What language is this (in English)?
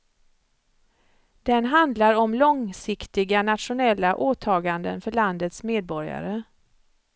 Swedish